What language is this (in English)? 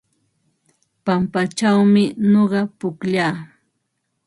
Ambo-Pasco Quechua